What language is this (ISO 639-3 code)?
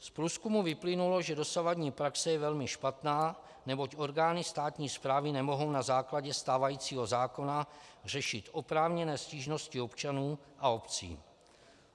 ces